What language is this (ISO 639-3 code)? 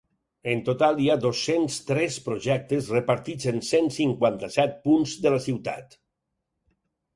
cat